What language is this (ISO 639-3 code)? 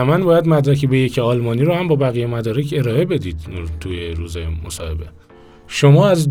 fas